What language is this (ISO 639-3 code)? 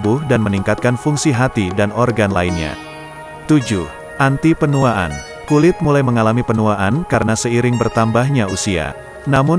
ind